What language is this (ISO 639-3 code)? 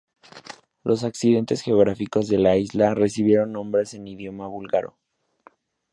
spa